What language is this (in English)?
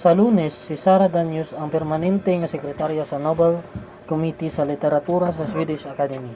Cebuano